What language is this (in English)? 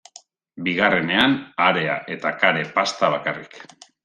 Basque